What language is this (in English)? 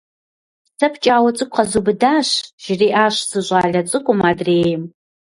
Kabardian